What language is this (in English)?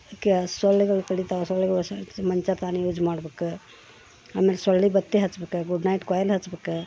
Kannada